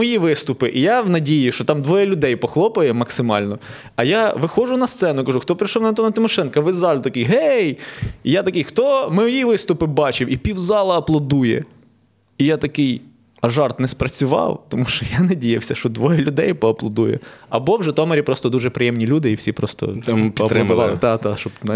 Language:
Ukrainian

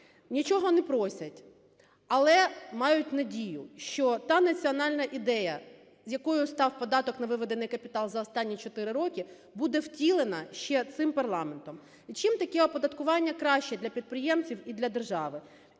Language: Ukrainian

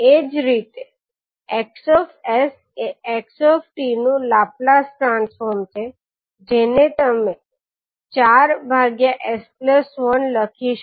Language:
Gujarati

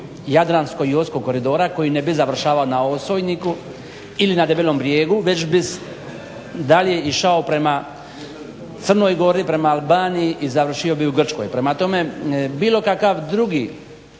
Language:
Croatian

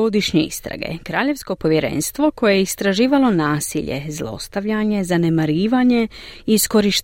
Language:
Croatian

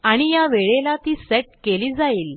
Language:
Marathi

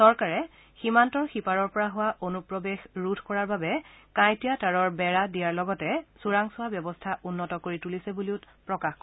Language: Assamese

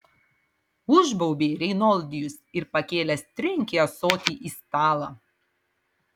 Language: Lithuanian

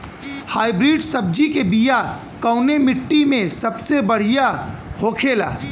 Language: Bhojpuri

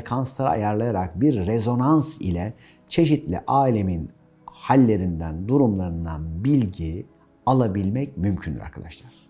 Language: Turkish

